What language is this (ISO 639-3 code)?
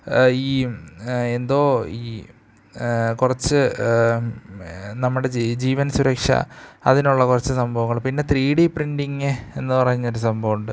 mal